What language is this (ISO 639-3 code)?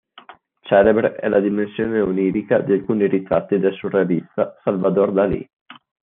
ita